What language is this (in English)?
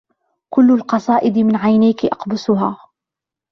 Arabic